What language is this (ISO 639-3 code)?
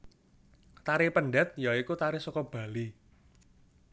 jav